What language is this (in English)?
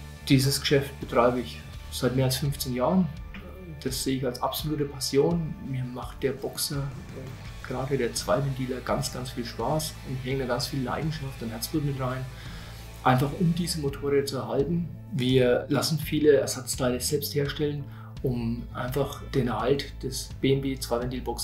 German